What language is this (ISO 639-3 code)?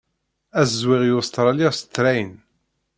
kab